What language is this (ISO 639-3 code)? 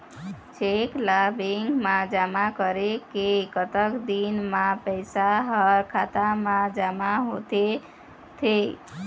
hne